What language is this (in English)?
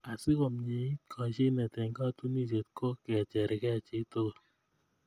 Kalenjin